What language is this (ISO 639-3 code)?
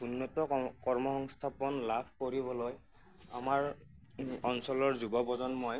asm